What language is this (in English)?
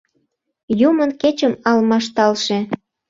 Mari